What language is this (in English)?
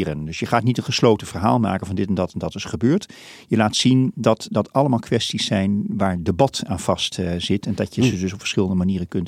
Dutch